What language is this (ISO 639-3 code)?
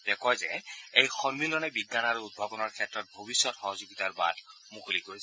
asm